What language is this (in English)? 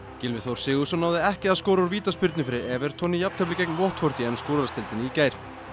Icelandic